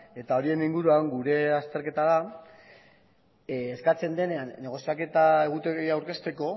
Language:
Basque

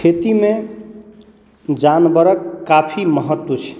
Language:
Maithili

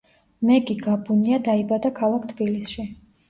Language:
Georgian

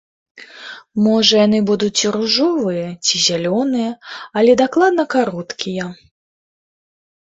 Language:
Belarusian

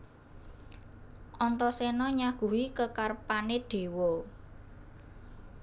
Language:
Javanese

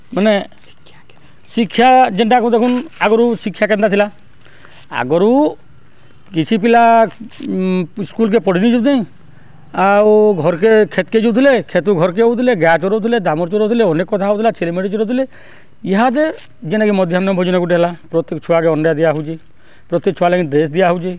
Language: Odia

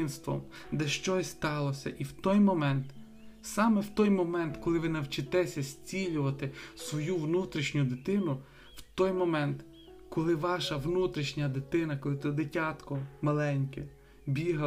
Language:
Ukrainian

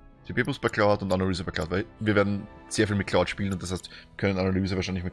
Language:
German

